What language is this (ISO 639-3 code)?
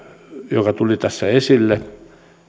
fin